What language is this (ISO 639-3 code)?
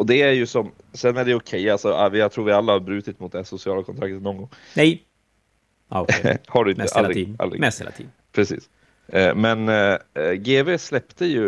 swe